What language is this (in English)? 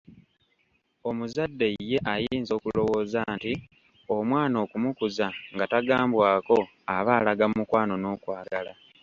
Ganda